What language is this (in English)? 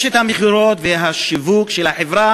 Hebrew